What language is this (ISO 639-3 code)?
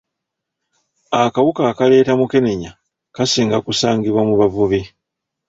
lug